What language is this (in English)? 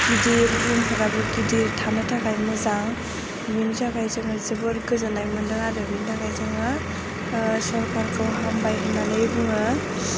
Bodo